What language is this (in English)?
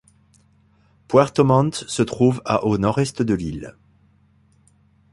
French